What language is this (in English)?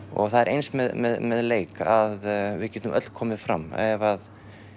Icelandic